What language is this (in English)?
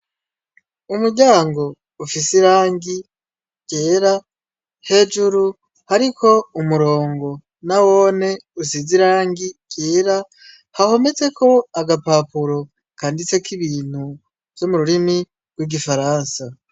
Rundi